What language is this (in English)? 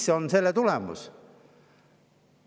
Estonian